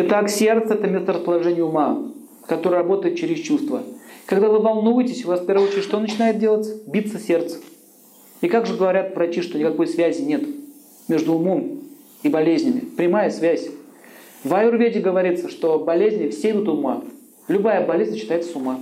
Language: Russian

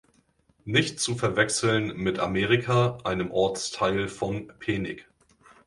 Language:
German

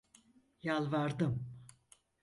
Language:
Turkish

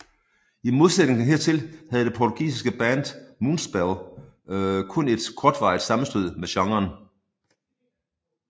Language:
Danish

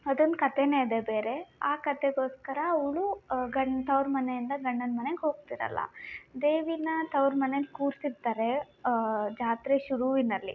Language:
Kannada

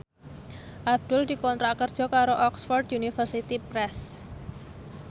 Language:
Javanese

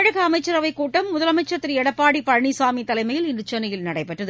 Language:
Tamil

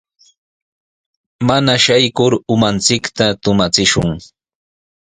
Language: Sihuas Ancash Quechua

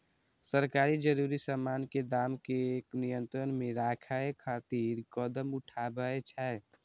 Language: Maithili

